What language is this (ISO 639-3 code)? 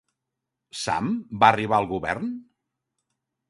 cat